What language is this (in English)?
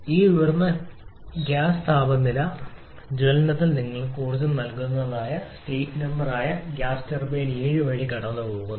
Malayalam